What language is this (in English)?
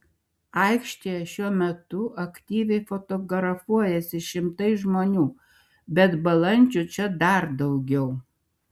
Lithuanian